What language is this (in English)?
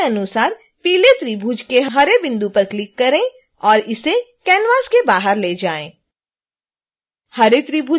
Hindi